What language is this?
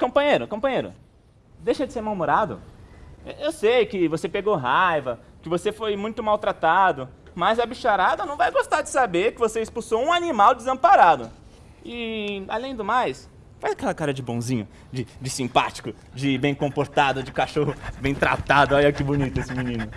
Portuguese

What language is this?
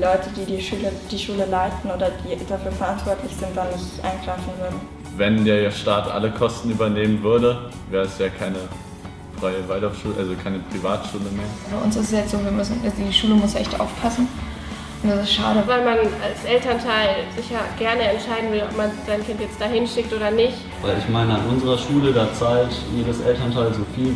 German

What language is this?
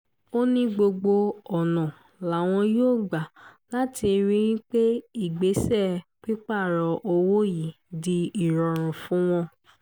Yoruba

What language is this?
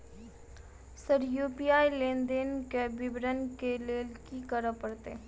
Maithili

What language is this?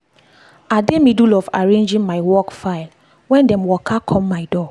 Nigerian Pidgin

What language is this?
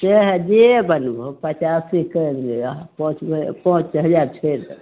Maithili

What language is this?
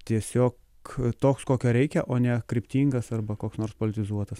Lithuanian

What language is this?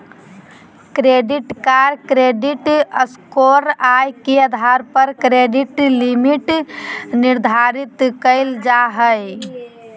Magahi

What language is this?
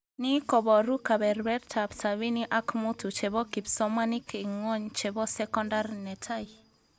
Kalenjin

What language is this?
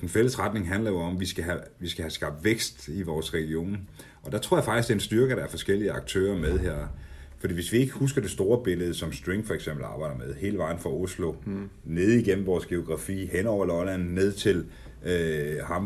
Danish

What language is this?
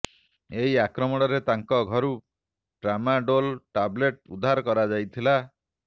Odia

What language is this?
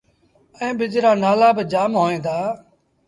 Sindhi Bhil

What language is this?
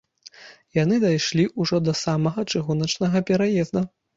Belarusian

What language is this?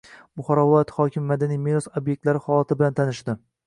Uzbek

